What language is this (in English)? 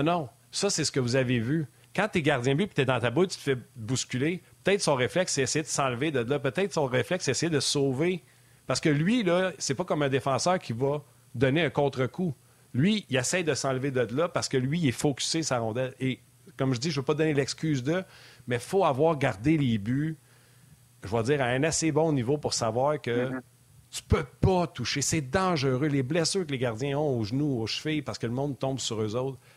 French